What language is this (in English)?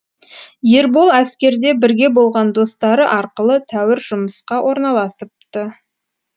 Kazakh